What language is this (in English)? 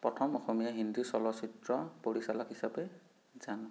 Assamese